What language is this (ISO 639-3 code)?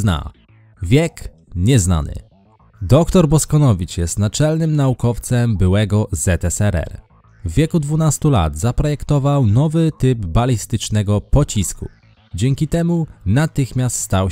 pol